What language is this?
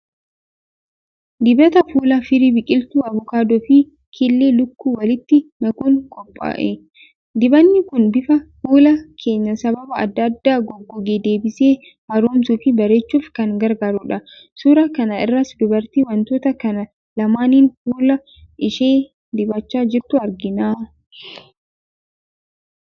Oromo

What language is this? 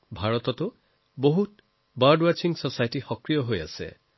Assamese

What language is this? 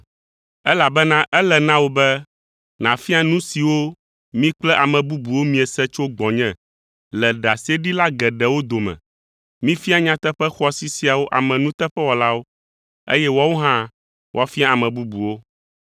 Ewe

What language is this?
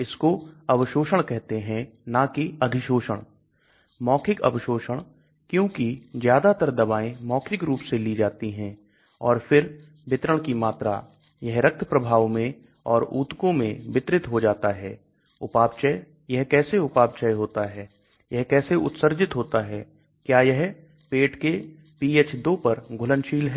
Hindi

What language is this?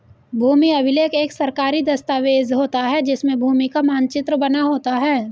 Hindi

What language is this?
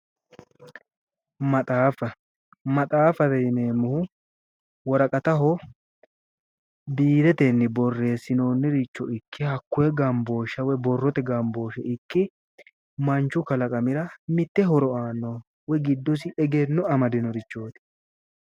Sidamo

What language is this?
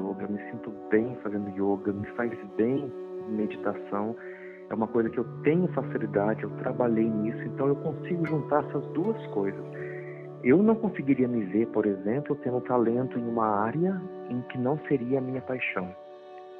Portuguese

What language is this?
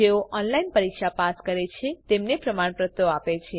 Gujarati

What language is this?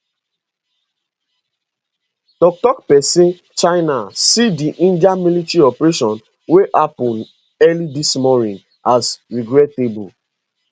Nigerian Pidgin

